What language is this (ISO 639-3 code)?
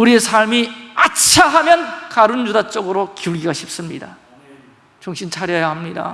kor